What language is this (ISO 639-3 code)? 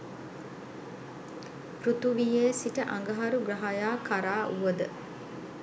sin